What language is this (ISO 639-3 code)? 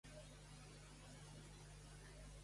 cat